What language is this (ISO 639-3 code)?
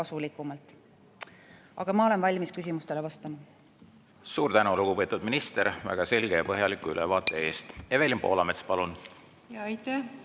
est